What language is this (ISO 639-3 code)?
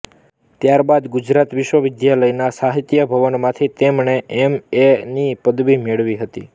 guj